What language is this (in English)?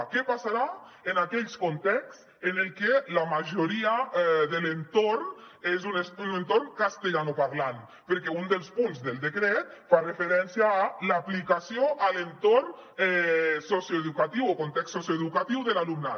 Catalan